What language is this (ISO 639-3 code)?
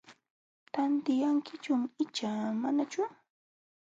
qxw